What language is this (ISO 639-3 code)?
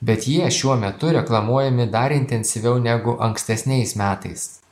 lit